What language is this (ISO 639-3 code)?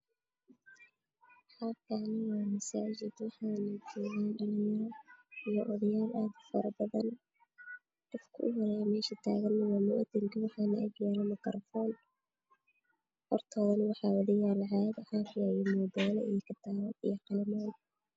som